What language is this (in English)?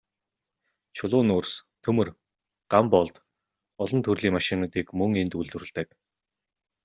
Mongolian